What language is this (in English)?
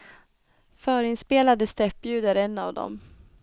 Swedish